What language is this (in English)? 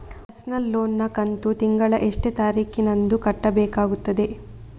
Kannada